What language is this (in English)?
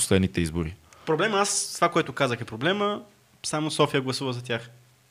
Bulgarian